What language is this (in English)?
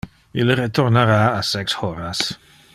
Interlingua